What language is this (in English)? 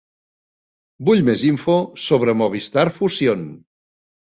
Catalan